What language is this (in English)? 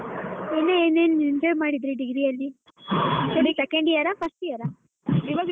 Kannada